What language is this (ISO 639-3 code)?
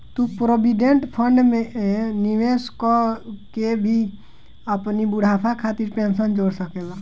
bho